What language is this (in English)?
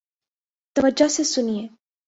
Urdu